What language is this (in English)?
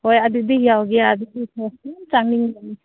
Manipuri